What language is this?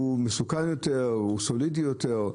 Hebrew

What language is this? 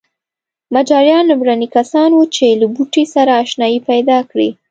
Pashto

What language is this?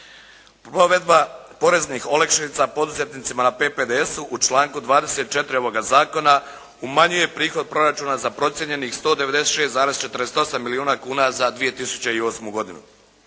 Croatian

